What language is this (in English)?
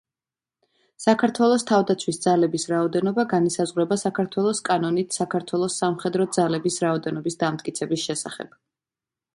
Georgian